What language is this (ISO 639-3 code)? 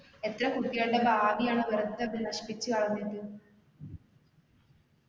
mal